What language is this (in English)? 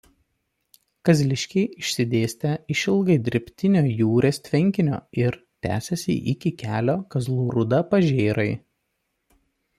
Lithuanian